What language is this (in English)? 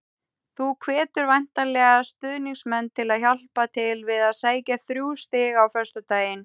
Icelandic